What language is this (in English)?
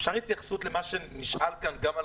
Hebrew